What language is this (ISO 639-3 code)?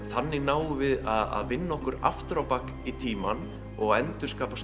isl